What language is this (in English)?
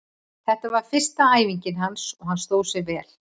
Icelandic